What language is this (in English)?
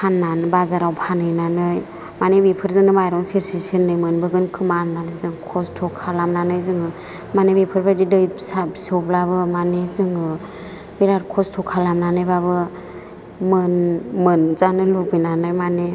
Bodo